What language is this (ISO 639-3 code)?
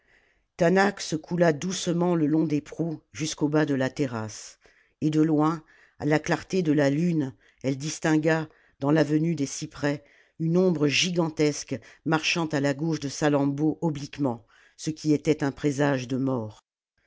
fra